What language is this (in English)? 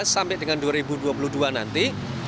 Indonesian